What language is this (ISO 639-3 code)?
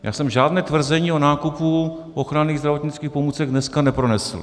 ces